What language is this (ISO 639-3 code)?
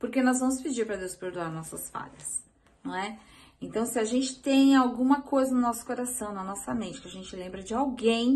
por